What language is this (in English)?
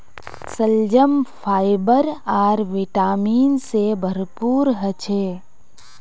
Magahi